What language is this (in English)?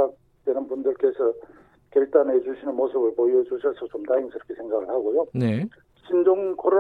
Korean